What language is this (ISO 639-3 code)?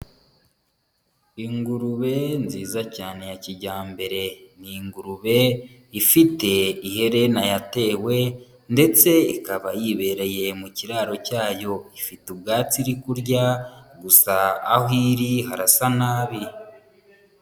kin